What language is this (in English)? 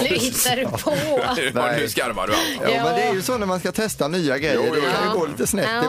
Swedish